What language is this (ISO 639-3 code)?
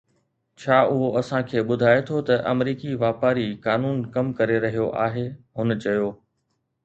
snd